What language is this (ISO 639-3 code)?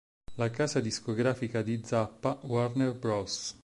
ita